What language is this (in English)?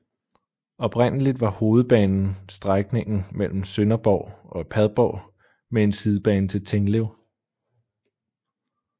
Danish